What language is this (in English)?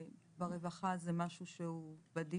Hebrew